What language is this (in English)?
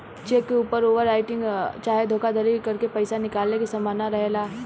Bhojpuri